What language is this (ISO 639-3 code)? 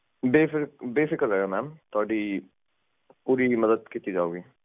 pan